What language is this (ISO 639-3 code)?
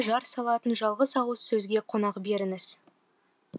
kaz